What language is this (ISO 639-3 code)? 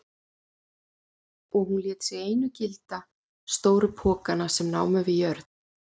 isl